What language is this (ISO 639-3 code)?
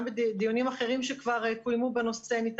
heb